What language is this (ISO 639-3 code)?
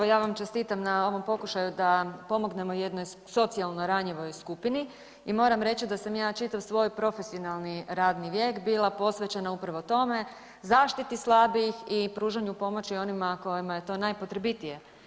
hrv